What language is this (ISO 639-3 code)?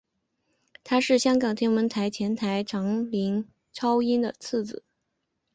zho